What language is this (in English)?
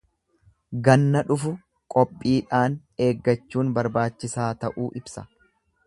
Oromo